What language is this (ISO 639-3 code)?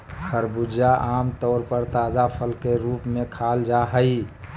mag